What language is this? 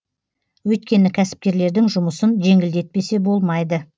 Kazakh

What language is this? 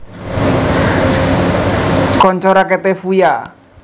Javanese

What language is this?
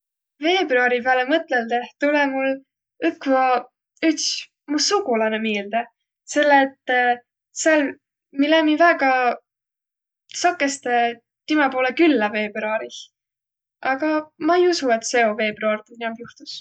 Võro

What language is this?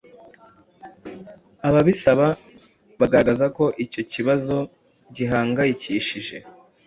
Kinyarwanda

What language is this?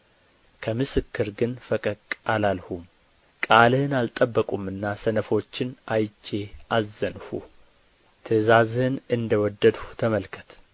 Amharic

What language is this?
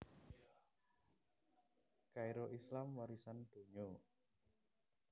Javanese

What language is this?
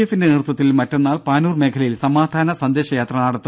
Malayalam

